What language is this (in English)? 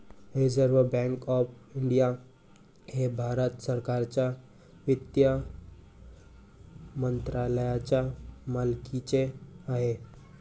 Marathi